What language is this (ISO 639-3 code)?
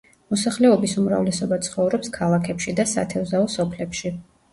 kat